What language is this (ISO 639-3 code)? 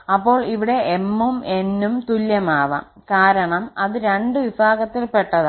mal